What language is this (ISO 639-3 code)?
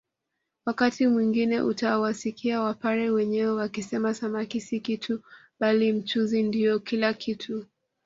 swa